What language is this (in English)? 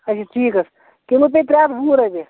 Kashmiri